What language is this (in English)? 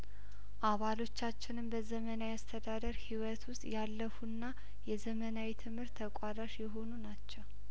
Amharic